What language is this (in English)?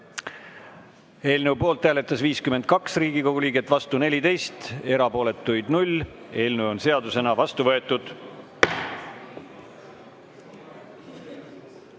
Estonian